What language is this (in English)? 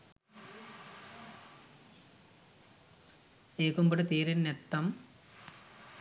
Sinhala